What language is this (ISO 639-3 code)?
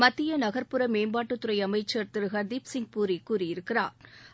tam